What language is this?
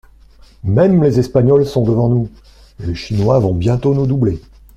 French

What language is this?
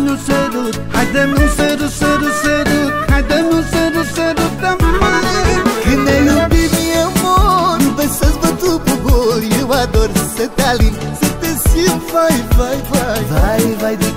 Romanian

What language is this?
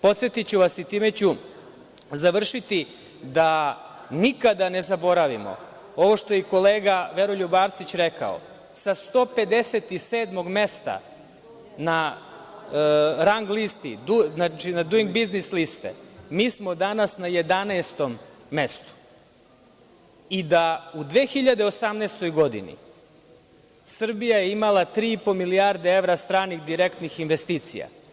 Serbian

